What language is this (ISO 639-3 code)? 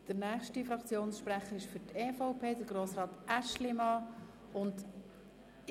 gsw